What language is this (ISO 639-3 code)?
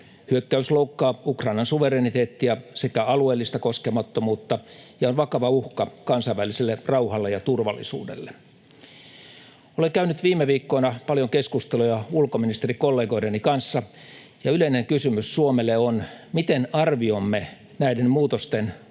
fin